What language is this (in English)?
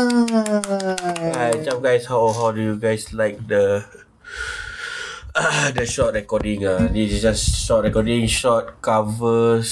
Malay